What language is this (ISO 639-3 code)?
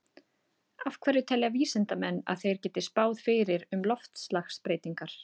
isl